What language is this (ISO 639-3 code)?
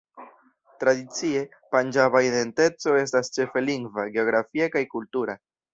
epo